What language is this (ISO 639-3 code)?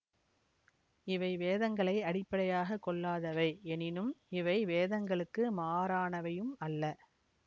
tam